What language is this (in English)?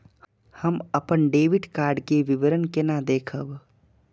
Maithili